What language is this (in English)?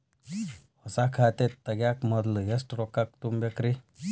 Kannada